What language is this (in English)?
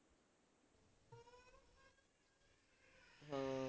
Punjabi